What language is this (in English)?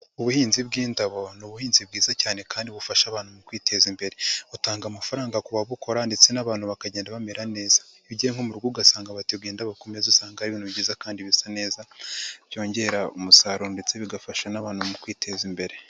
Kinyarwanda